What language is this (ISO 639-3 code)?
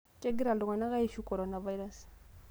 mas